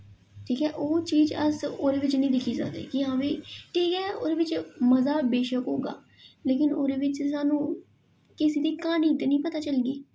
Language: Dogri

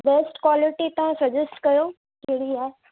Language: Sindhi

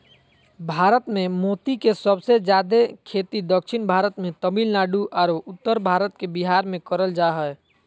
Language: Magahi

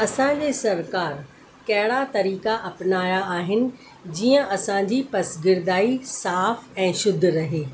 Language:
Sindhi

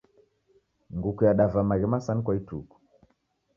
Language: Taita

